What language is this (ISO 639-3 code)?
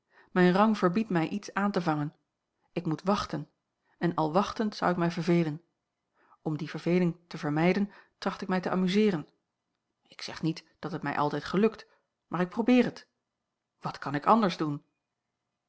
nld